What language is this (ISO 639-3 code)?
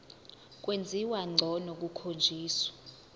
zul